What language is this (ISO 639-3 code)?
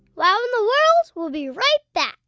eng